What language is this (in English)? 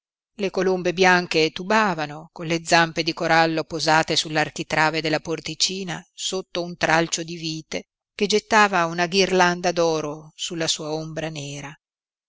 Italian